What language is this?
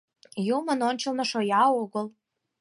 Mari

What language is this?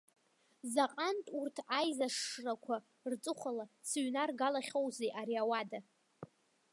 Abkhazian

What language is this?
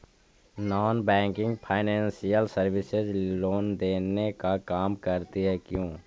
Magahi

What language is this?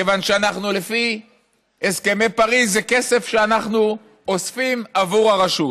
Hebrew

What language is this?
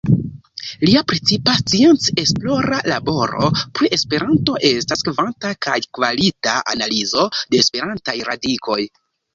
Esperanto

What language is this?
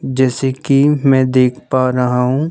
Hindi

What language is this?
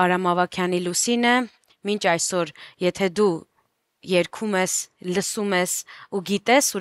Romanian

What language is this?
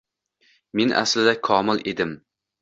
Uzbek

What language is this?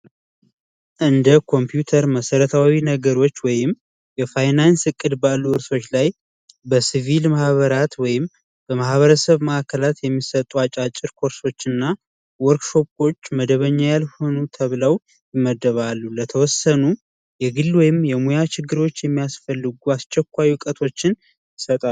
Amharic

